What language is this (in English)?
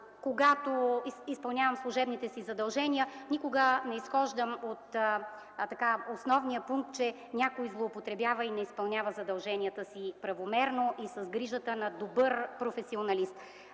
Bulgarian